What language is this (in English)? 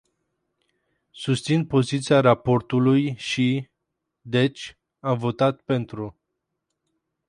Romanian